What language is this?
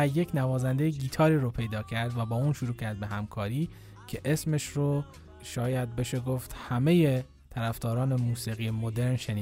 Persian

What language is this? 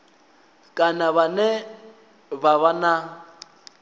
Venda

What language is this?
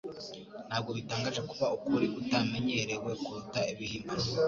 Kinyarwanda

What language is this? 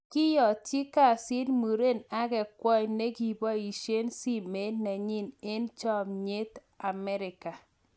Kalenjin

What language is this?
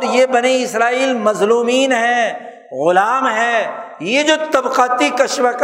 Urdu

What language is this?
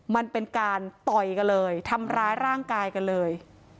Thai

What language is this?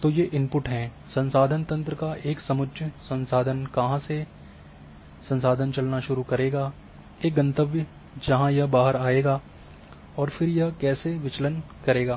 Hindi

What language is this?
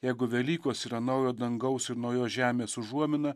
Lithuanian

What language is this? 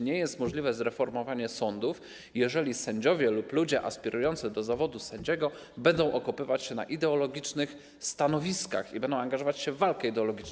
Polish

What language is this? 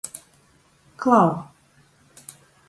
Latgalian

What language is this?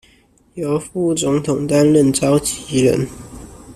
Chinese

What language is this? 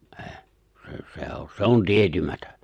Finnish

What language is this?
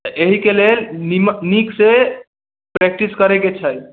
Maithili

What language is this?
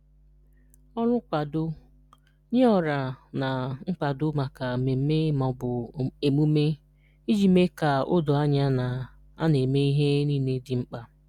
Igbo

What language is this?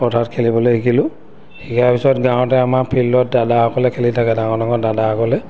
Assamese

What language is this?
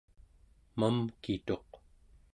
Central Yupik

